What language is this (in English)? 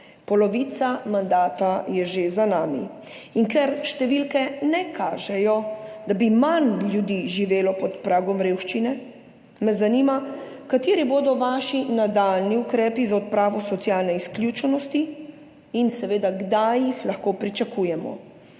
Slovenian